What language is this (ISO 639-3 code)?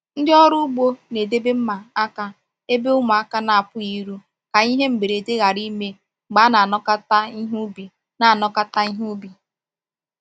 ibo